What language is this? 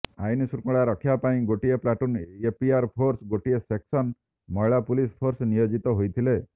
Odia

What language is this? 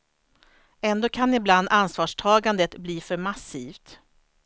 Swedish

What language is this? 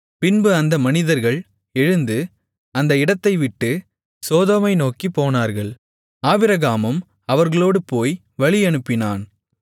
Tamil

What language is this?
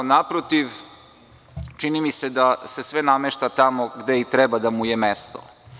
Serbian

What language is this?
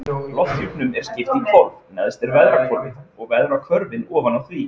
Icelandic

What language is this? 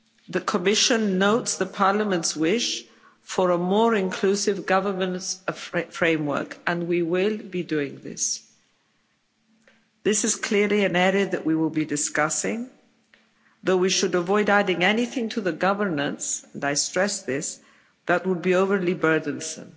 English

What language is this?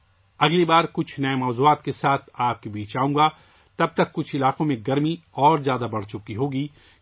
Urdu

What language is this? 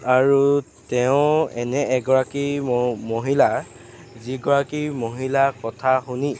Assamese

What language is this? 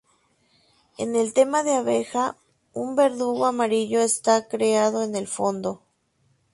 Spanish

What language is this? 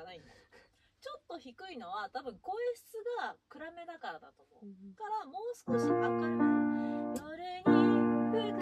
Japanese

